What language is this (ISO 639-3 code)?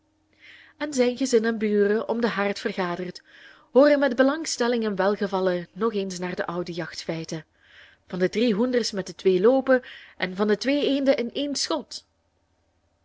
nld